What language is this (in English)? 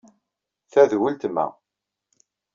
Kabyle